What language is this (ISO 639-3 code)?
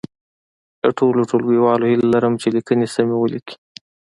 pus